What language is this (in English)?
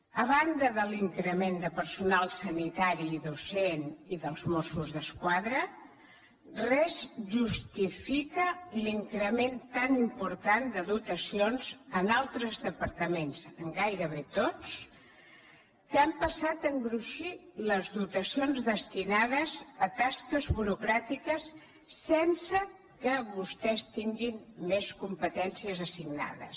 Catalan